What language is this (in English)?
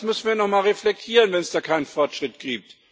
German